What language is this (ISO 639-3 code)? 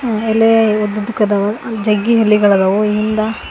kan